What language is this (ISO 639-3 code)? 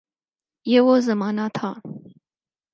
urd